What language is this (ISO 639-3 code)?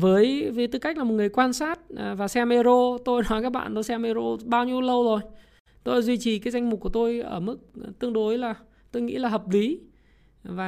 vie